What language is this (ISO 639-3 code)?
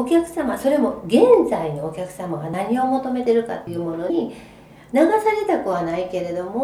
jpn